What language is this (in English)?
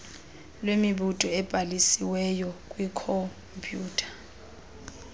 Xhosa